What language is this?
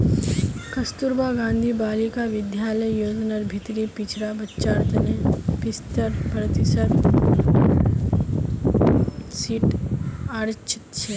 Magahi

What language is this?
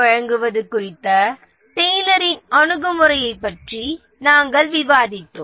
Tamil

